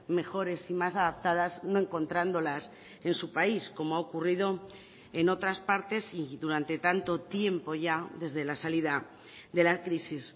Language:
Spanish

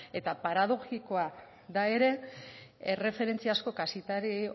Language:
Basque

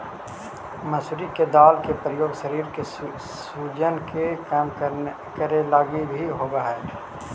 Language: Magahi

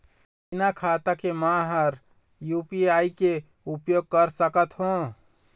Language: Chhattisgarhi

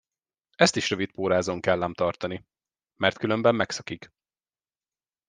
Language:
Hungarian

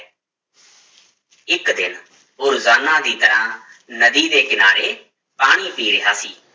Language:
Punjabi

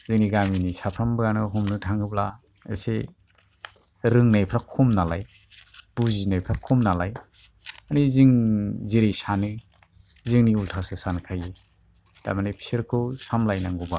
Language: Bodo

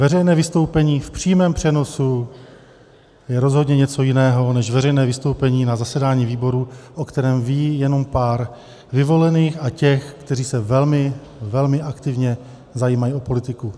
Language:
Czech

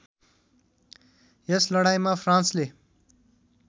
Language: Nepali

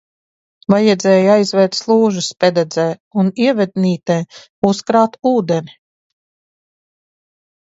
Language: Latvian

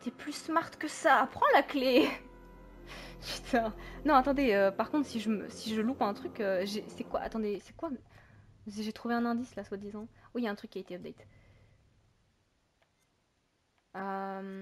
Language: French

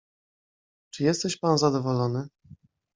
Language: Polish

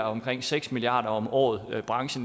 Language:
Danish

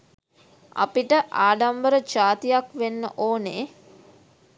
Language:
Sinhala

